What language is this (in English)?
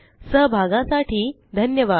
Marathi